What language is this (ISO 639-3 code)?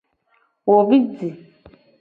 gej